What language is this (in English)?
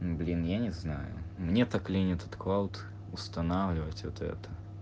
Russian